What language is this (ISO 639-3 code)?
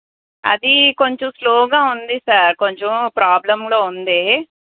tel